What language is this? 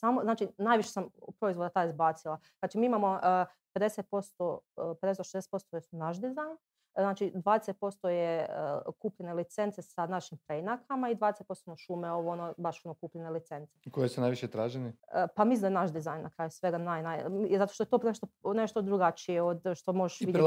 Croatian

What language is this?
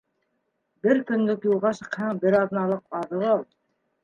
Bashkir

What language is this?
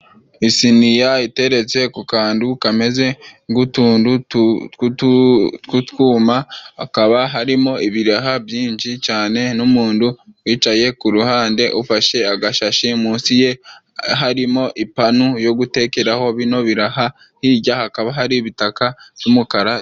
Kinyarwanda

